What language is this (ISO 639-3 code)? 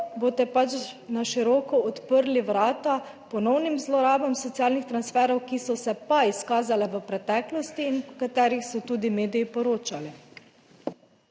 slv